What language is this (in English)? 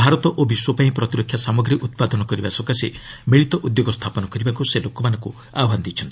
Odia